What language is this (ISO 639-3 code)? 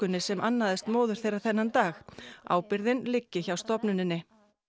isl